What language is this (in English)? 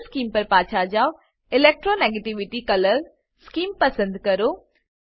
Gujarati